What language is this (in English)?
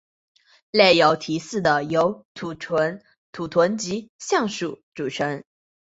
Chinese